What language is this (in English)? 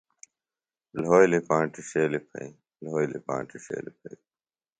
Phalura